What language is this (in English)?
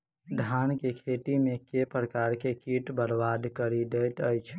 Maithili